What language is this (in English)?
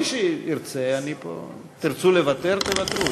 Hebrew